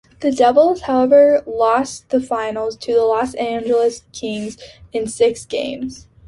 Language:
English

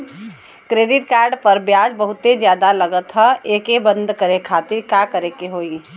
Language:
Bhojpuri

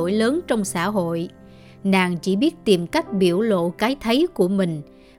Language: Vietnamese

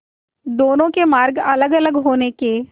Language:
Hindi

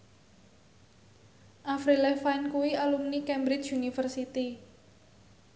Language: Javanese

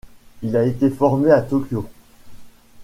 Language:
French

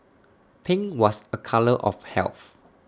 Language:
English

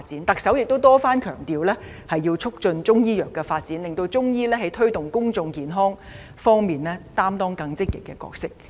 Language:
Cantonese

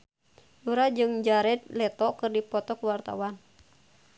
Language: Sundanese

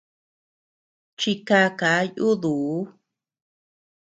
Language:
Tepeuxila Cuicatec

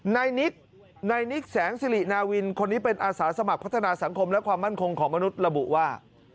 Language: Thai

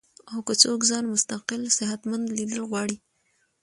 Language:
Pashto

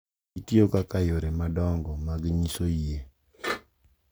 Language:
Luo (Kenya and Tanzania)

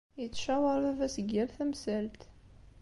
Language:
Kabyle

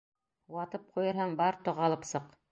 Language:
Bashkir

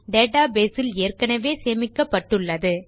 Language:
Tamil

